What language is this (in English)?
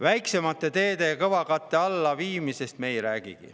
Estonian